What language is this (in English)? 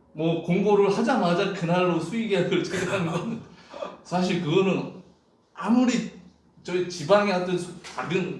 Korean